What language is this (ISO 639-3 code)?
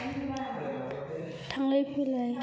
brx